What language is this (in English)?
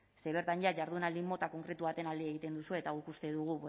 Basque